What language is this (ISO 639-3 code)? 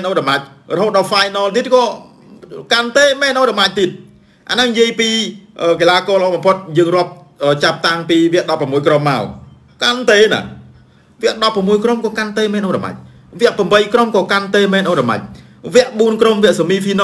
vie